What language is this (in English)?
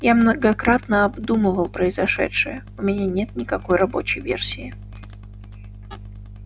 Russian